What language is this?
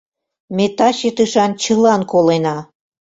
Mari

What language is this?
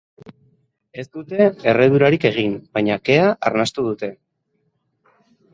Basque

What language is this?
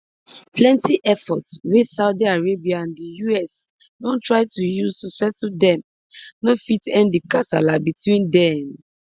Nigerian Pidgin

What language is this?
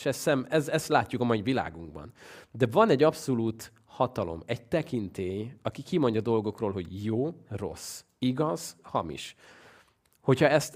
Hungarian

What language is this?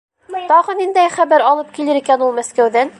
Bashkir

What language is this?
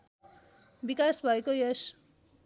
Nepali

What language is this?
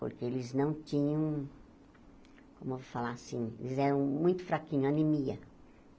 Portuguese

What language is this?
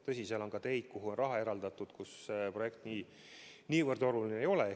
Estonian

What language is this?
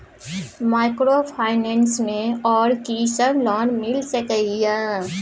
Maithili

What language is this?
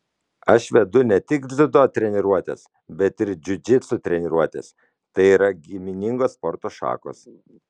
Lithuanian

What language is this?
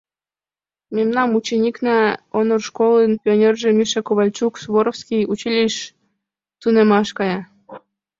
Mari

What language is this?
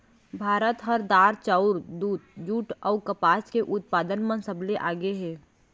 Chhattisgarhi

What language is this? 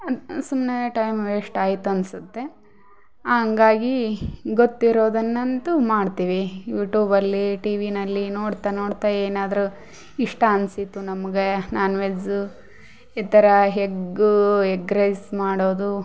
Kannada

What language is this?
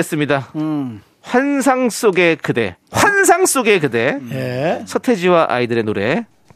Korean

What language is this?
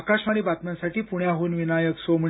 Marathi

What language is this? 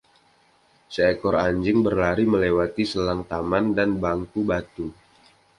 Indonesian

